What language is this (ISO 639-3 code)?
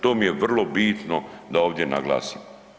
hrv